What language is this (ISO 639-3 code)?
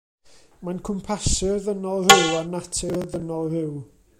cym